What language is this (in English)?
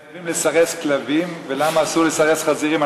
Hebrew